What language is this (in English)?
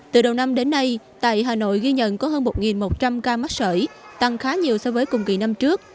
Vietnamese